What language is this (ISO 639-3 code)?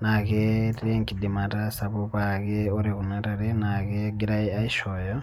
mas